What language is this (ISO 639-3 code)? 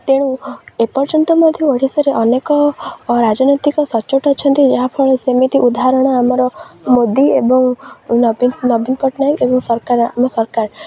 ori